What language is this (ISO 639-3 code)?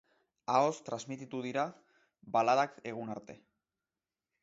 eus